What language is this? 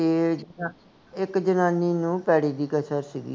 Punjabi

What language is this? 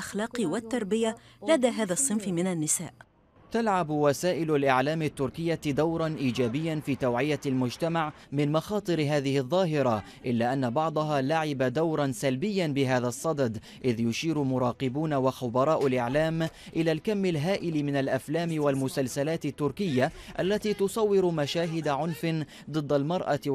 Arabic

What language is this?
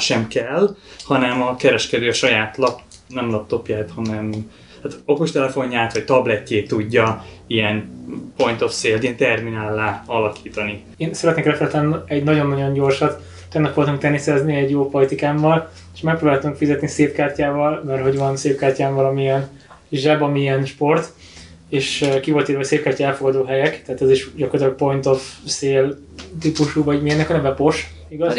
Hungarian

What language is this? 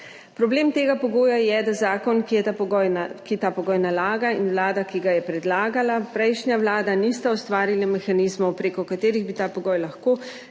Slovenian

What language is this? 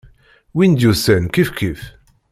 Kabyle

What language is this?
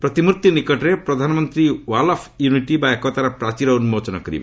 Odia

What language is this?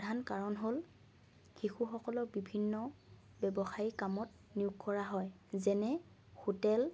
Assamese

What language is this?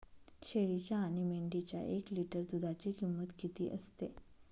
Marathi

